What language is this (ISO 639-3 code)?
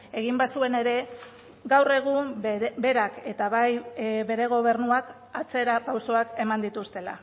eus